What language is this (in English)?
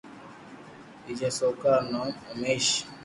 Loarki